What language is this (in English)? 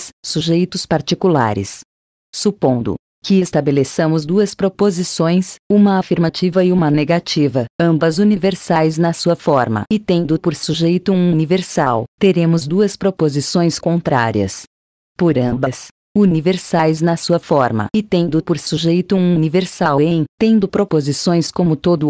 Portuguese